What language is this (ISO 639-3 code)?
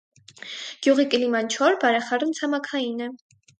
hye